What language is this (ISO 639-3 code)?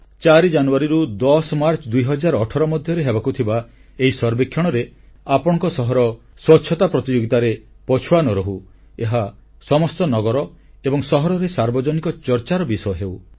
ori